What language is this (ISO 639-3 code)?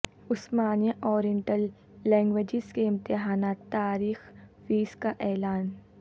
urd